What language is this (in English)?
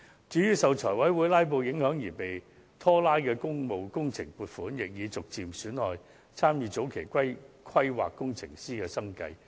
Cantonese